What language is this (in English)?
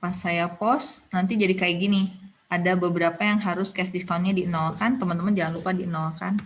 Indonesian